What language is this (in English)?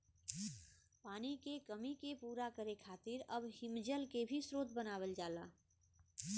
Bhojpuri